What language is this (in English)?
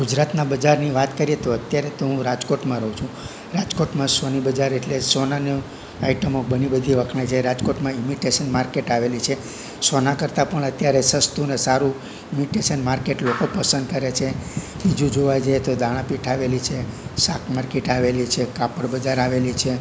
Gujarati